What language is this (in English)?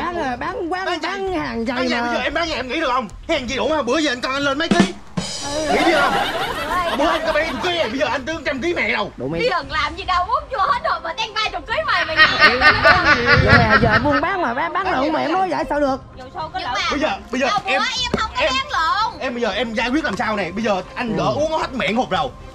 Vietnamese